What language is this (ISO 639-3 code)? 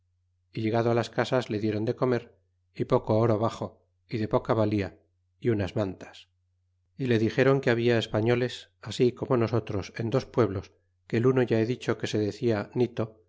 spa